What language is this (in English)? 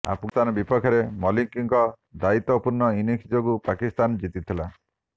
Odia